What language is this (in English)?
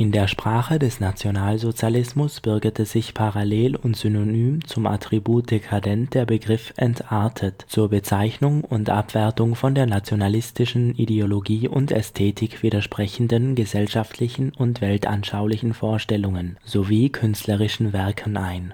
German